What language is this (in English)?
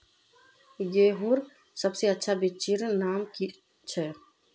Magahi